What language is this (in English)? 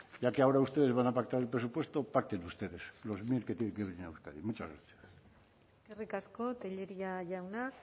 Spanish